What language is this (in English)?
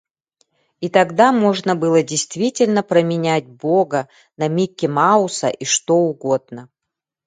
Yakut